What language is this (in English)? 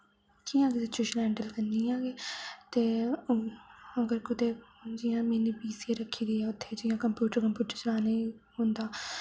Dogri